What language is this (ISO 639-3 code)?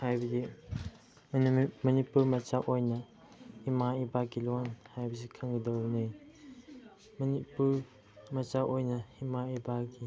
mni